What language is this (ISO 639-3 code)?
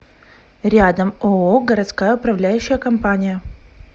rus